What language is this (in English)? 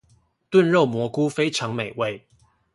Chinese